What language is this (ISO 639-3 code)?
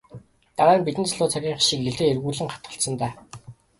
mon